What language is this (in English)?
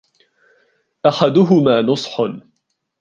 Arabic